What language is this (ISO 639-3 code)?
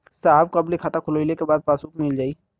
bho